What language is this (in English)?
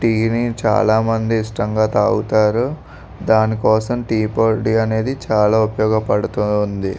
Telugu